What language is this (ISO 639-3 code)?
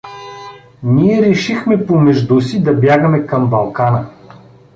bul